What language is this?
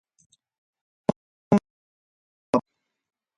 Ayacucho Quechua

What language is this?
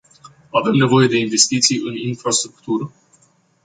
Romanian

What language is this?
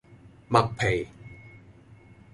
Cantonese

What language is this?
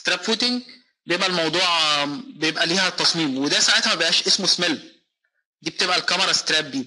Arabic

